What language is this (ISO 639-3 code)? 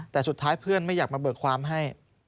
tha